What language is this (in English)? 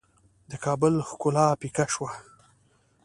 Pashto